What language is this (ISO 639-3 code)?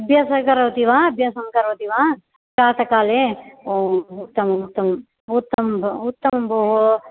san